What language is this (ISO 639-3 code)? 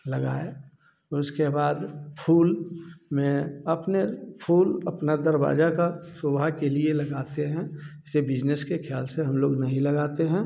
hin